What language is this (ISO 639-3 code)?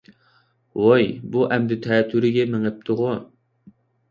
uig